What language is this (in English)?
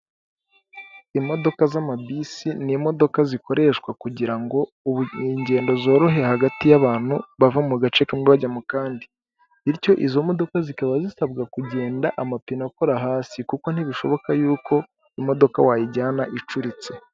Kinyarwanda